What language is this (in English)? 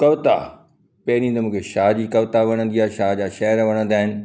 Sindhi